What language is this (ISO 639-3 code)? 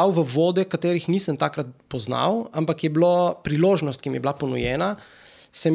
slk